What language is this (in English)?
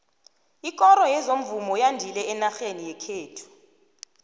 South Ndebele